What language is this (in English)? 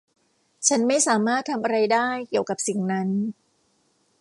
Thai